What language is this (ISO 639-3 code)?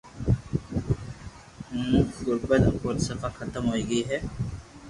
lrk